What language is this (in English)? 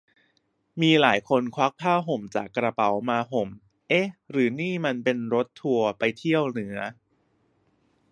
Thai